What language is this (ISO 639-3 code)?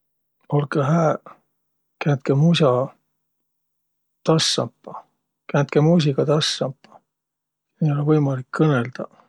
vro